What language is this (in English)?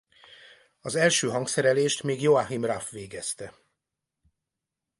Hungarian